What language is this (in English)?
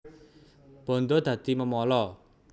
Javanese